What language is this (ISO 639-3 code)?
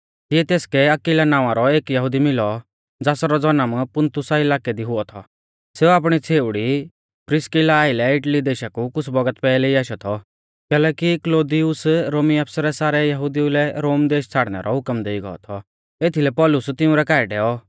bfz